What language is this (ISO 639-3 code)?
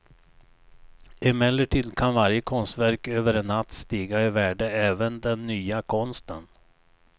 swe